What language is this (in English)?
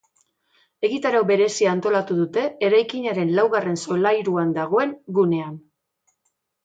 Basque